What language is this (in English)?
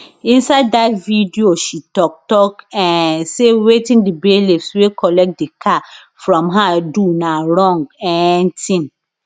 Nigerian Pidgin